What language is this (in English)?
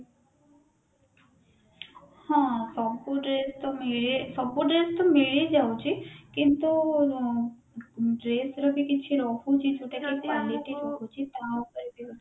Odia